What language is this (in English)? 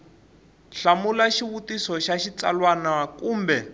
Tsonga